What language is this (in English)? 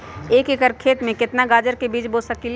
Magahi